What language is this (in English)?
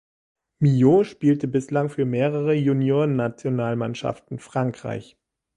German